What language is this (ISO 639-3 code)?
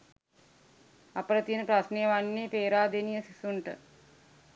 sin